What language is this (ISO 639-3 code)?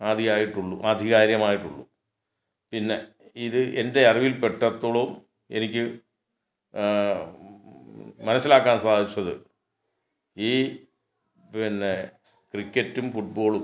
mal